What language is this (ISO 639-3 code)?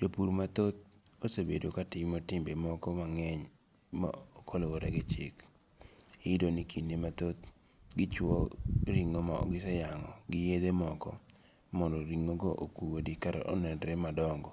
luo